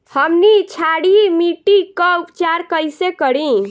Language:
Bhojpuri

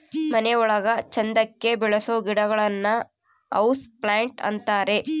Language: Kannada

